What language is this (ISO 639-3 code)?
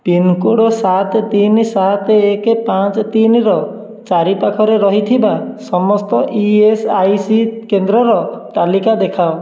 ori